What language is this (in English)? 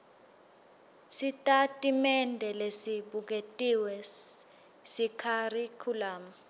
Swati